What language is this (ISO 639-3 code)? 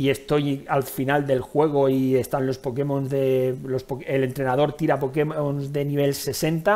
spa